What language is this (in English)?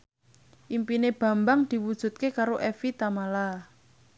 Javanese